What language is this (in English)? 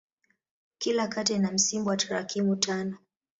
Swahili